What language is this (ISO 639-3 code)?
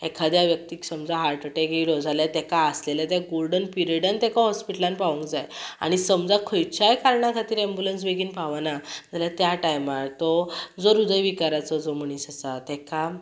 kok